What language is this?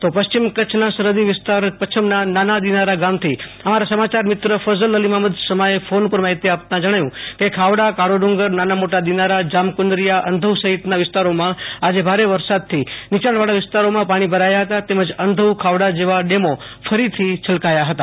Gujarati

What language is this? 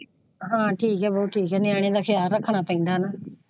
Punjabi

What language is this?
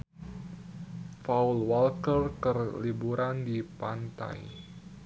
Sundanese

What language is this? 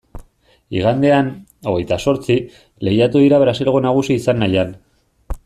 Basque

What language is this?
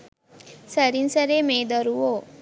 Sinhala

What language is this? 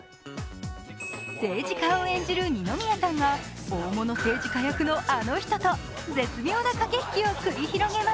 Japanese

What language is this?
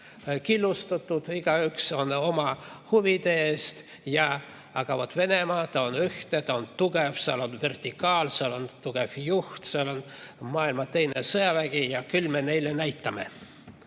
Estonian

